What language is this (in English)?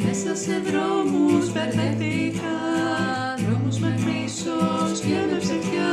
Indonesian